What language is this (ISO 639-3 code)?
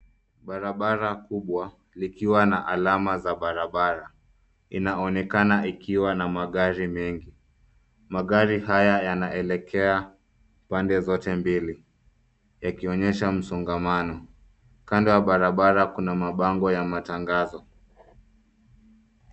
swa